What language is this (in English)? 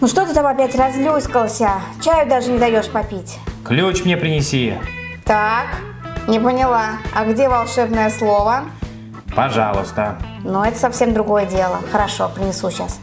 Russian